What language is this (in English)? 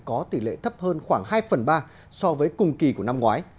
Vietnamese